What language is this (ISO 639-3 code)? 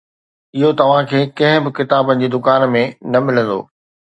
snd